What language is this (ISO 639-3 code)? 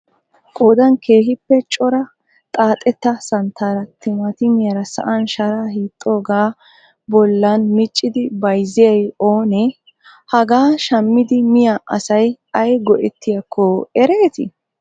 wal